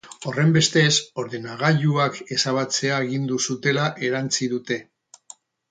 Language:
Basque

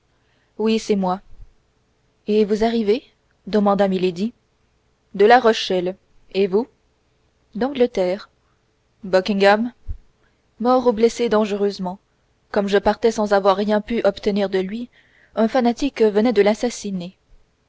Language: French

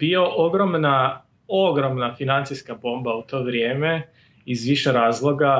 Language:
Croatian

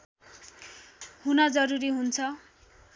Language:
Nepali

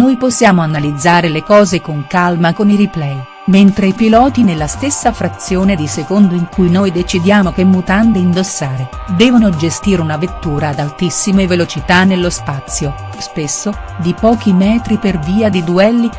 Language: Italian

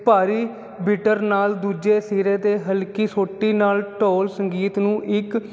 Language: Punjabi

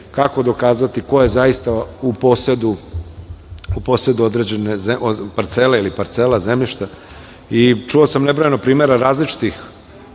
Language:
Serbian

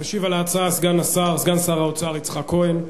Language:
Hebrew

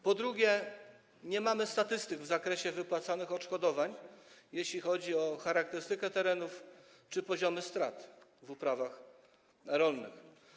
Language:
Polish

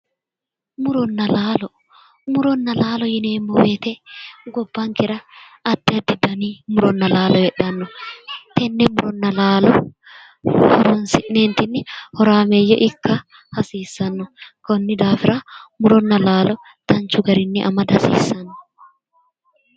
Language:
Sidamo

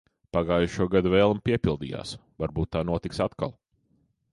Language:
Latvian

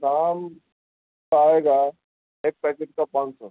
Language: Urdu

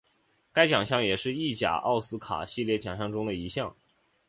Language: Chinese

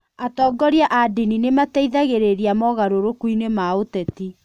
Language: Kikuyu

